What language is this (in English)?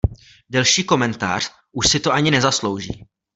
Czech